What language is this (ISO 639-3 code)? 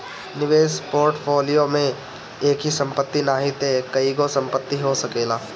bho